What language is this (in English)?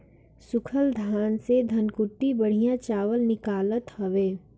Bhojpuri